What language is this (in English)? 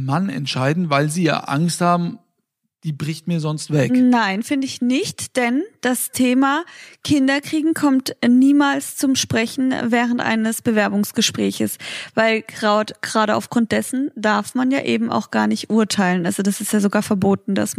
German